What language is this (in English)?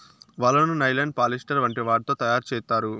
Telugu